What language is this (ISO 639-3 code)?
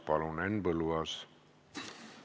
est